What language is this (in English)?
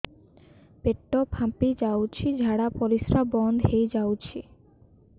Odia